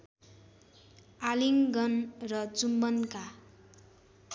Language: Nepali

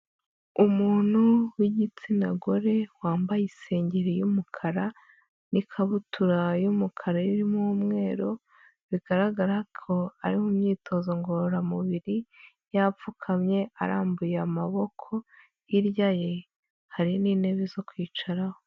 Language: Kinyarwanda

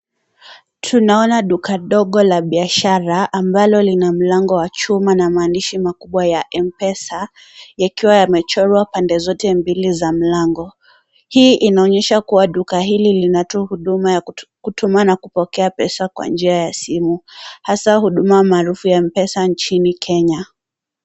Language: Swahili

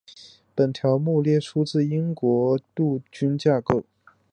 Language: Chinese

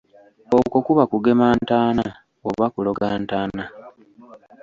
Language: Ganda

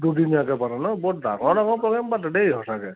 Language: Assamese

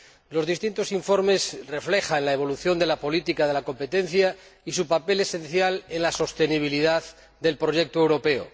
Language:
Spanish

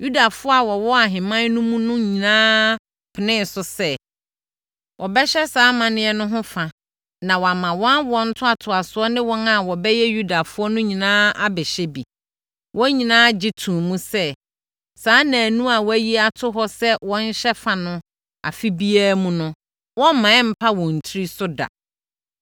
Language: Akan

